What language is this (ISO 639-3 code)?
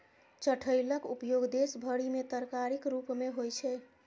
mai